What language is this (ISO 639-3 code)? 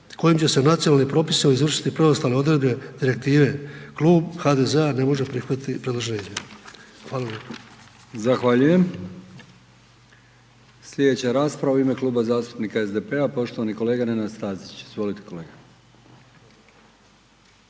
hrv